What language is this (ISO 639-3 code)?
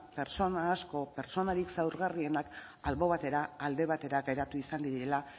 eus